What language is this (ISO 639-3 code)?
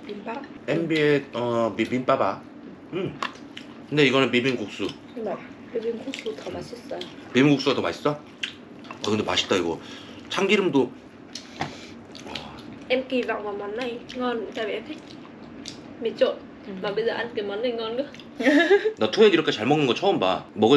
kor